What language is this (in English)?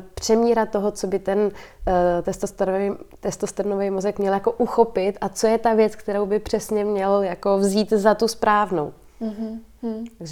Czech